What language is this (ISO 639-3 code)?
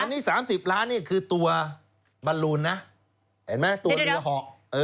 tha